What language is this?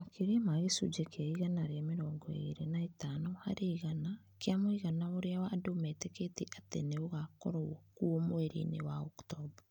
Kikuyu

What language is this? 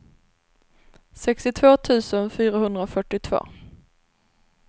Swedish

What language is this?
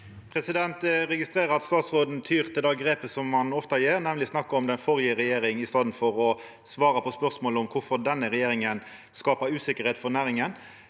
Norwegian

